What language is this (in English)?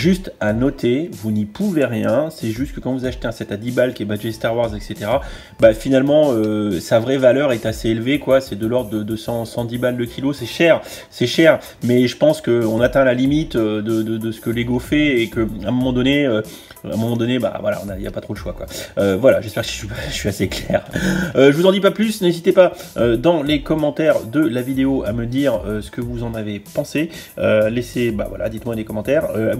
French